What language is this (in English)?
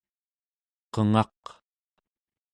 Central Yupik